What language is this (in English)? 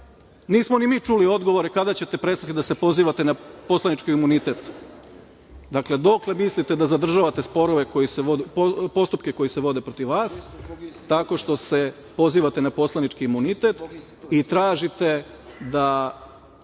Serbian